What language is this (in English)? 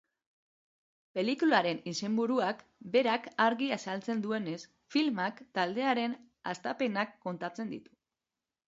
Basque